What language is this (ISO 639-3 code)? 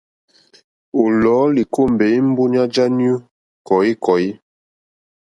bri